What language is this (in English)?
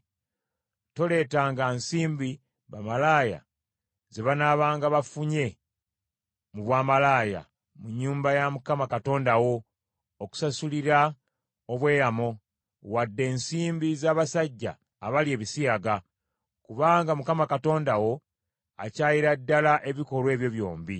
Ganda